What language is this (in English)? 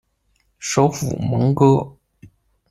Chinese